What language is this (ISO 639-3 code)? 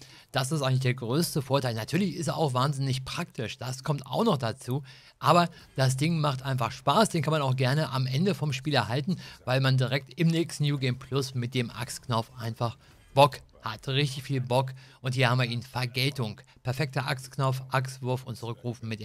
deu